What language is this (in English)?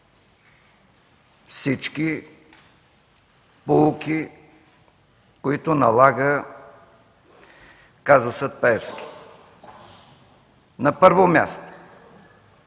Bulgarian